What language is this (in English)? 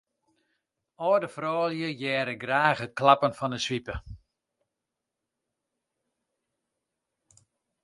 Western Frisian